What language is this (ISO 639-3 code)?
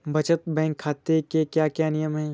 hin